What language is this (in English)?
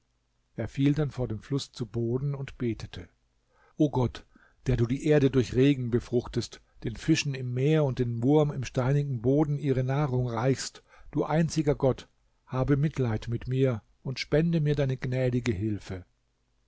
German